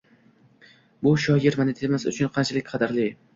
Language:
Uzbek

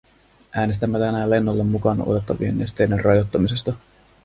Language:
Finnish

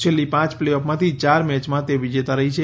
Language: Gujarati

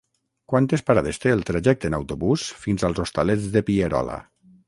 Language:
Catalan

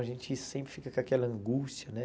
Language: Portuguese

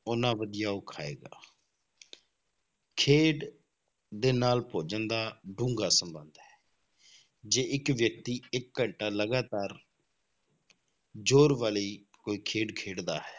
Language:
Punjabi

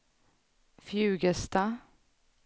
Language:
Swedish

